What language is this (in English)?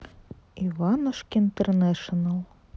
Russian